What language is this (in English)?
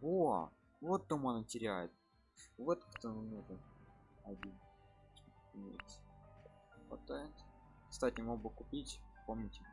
Russian